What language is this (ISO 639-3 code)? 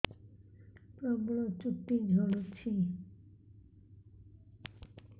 ori